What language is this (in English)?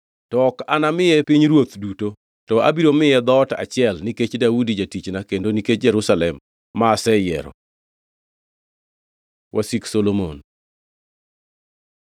Luo (Kenya and Tanzania)